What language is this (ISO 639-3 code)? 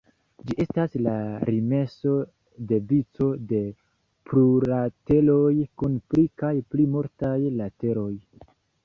epo